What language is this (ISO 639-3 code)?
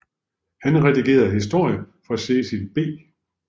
dan